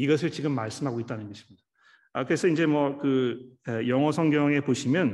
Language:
Korean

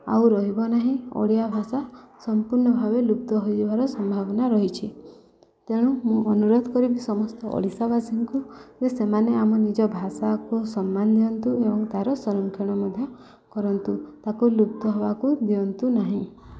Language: Odia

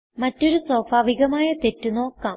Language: Malayalam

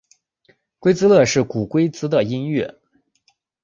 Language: Chinese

